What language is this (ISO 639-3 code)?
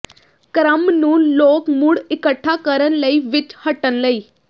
pan